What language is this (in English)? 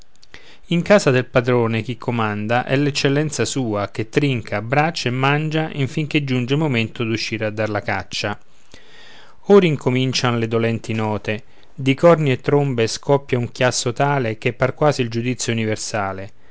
Italian